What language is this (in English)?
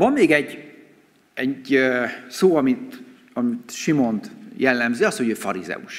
Hungarian